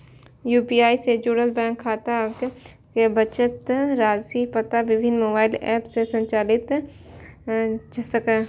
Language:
Maithili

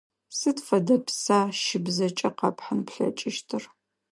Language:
Adyghe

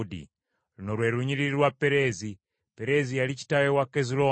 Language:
Ganda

